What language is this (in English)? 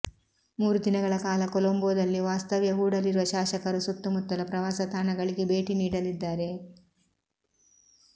Kannada